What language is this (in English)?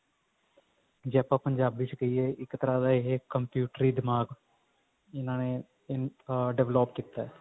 Punjabi